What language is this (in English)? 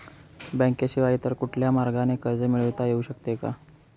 Marathi